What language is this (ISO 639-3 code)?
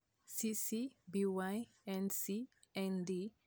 luo